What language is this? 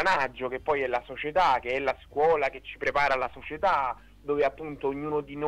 Italian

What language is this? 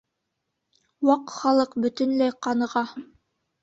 Bashkir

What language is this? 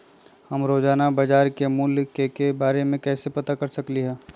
Magahi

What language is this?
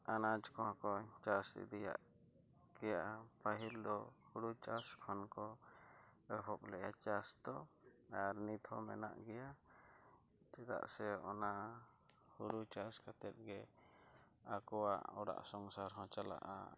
Santali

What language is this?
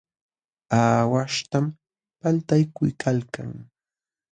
Jauja Wanca Quechua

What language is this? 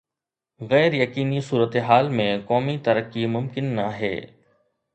Sindhi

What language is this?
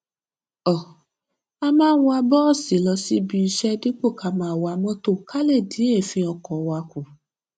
Yoruba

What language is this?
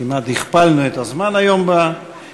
Hebrew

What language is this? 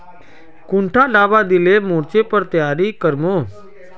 Magahi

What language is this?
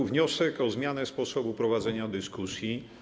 Polish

